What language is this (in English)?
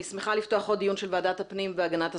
Hebrew